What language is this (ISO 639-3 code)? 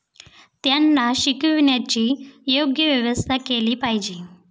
mar